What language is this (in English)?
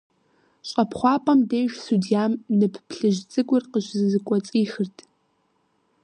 Kabardian